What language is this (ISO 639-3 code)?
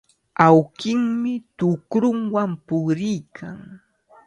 qvl